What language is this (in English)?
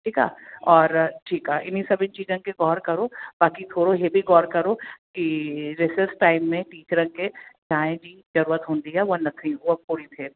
Sindhi